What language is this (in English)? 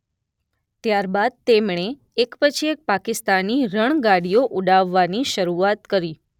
Gujarati